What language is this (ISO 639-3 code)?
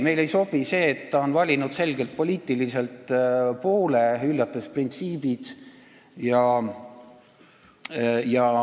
est